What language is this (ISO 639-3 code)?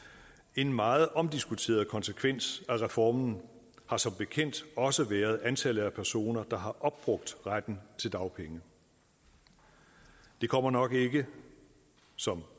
dan